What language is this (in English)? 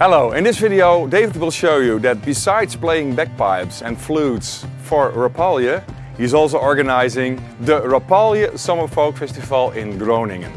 Dutch